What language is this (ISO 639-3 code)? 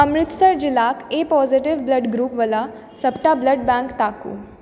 mai